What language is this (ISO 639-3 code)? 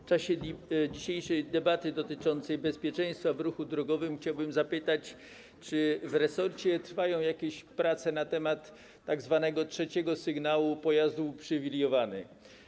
pol